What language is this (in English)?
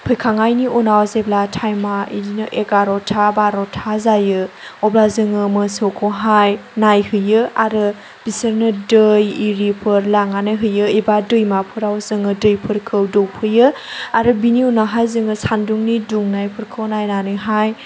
Bodo